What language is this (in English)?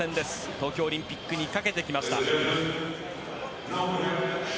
Japanese